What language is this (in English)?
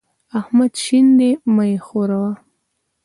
Pashto